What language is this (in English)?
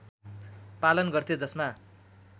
Nepali